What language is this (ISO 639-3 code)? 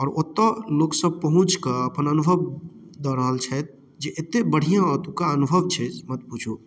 mai